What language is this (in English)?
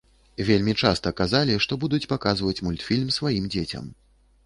Belarusian